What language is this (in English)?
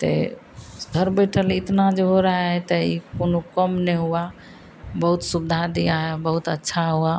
Hindi